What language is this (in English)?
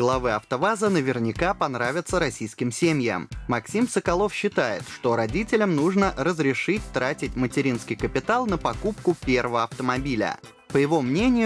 Russian